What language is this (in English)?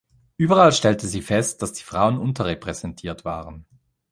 German